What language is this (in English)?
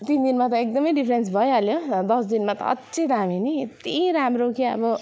Nepali